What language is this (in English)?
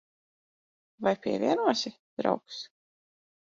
Latvian